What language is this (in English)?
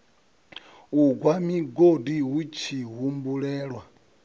Venda